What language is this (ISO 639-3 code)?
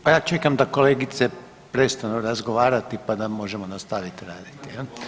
hrv